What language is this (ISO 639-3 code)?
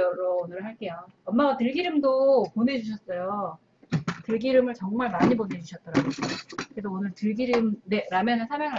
kor